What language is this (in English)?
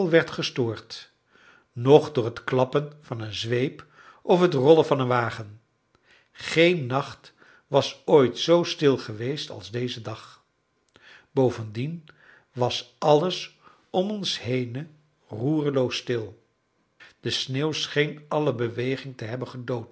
Dutch